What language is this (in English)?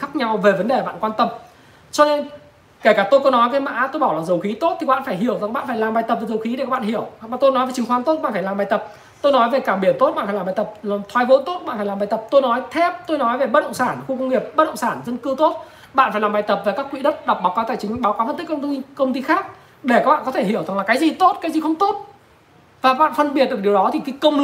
Vietnamese